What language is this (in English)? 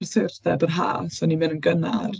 Welsh